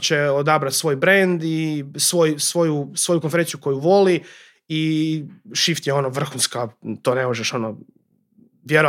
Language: Croatian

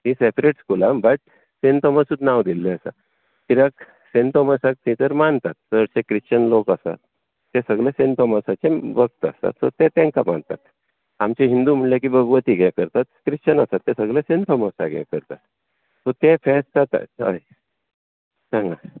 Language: Konkani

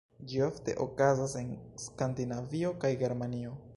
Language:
Esperanto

